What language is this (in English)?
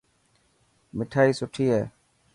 Dhatki